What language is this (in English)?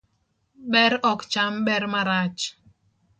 Luo (Kenya and Tanzania)